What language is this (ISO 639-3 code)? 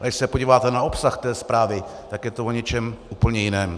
ces